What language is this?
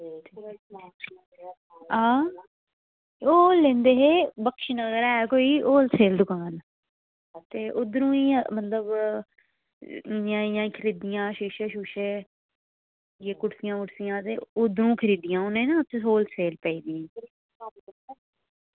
Dogri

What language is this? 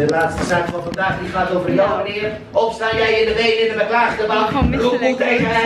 Dutch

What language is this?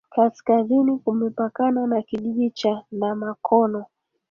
Swahili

